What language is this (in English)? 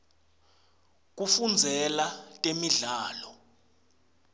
Swati